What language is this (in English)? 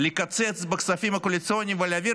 Hebrew